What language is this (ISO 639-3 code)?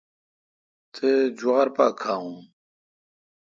xka